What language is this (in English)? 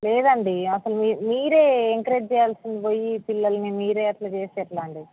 Telugu